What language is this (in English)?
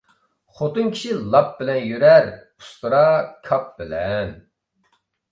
Uyghur